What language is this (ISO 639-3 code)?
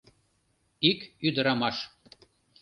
chm